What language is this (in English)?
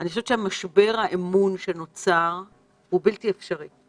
Hebrew